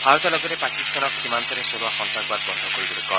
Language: Assamese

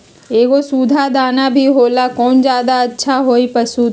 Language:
Magahi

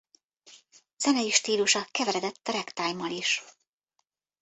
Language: Hungarian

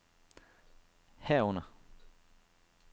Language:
Danish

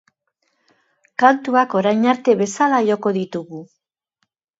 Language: Basque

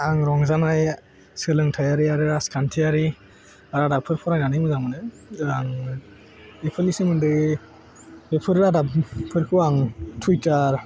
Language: Bodo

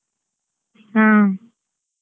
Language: Kannada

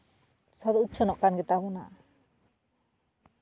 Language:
Santali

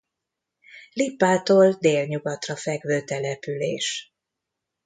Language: Hungarian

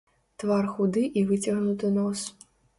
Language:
Belarusian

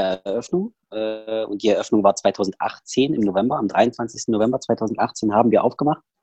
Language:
German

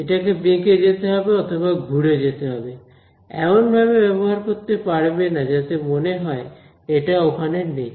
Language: Bangla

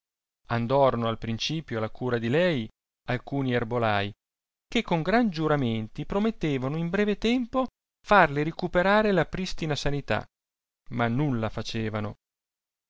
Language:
Italian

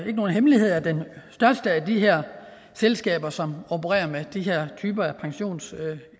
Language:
Danish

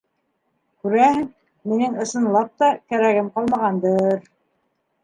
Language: Bashkir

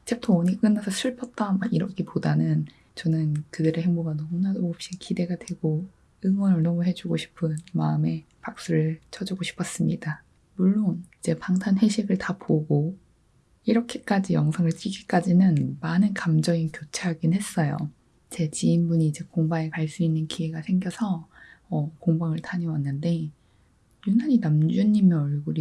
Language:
Korean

